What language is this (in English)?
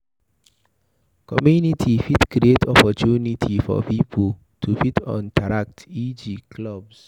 Nigerian Pidgin